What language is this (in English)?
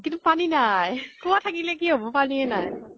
Assamese